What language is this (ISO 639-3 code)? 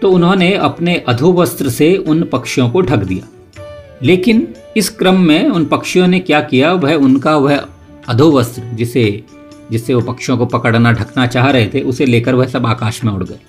hin